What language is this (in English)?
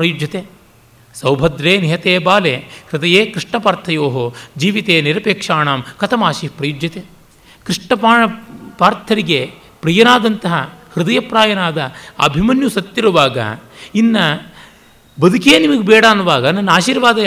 Kannada